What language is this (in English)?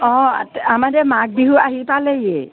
Assamese